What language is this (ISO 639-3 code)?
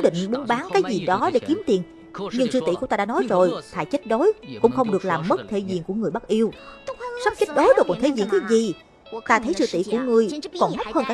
vie